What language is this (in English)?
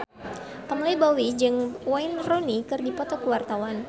Sundanese